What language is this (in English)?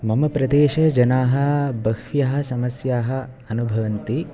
Sanskrit